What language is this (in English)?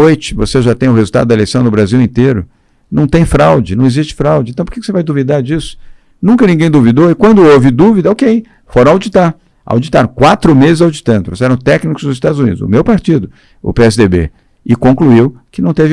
Portuguese